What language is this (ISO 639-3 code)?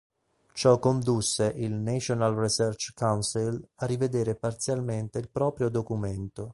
ita